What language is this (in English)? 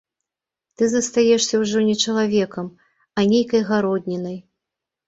Belarusian